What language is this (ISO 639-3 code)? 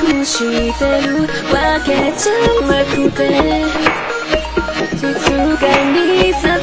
ind